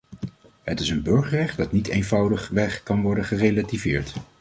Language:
Dutch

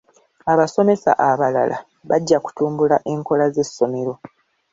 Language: Ganda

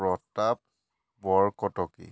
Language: Assamese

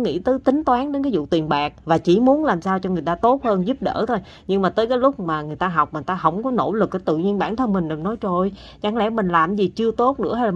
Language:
Vietnamese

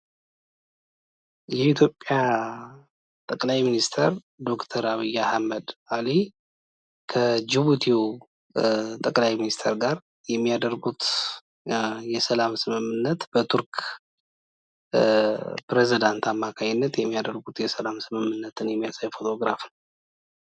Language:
Amharic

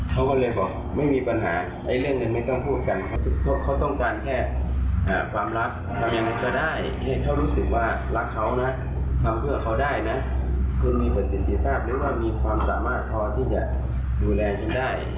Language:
Thai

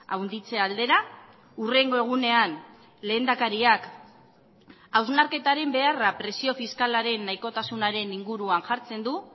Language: Basque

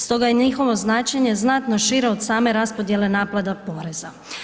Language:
Croatian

